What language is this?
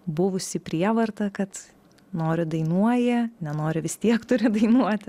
Lithuanian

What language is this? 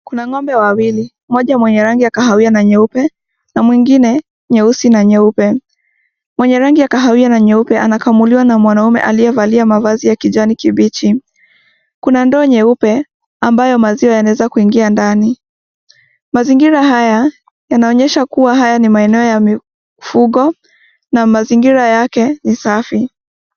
Swahili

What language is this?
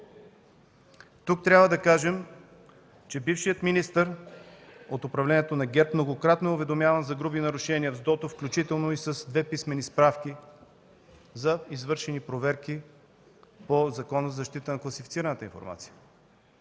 Bulgarian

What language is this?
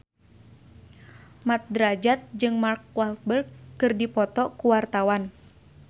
Sundanese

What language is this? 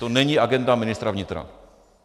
Czech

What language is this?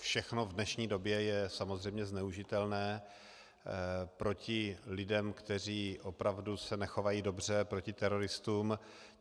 Czech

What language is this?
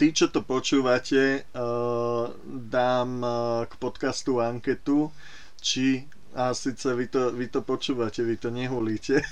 Slovak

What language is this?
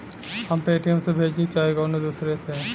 Bhojpuri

